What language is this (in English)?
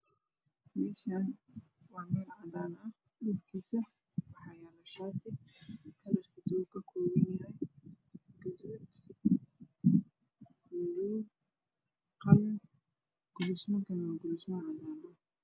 Somali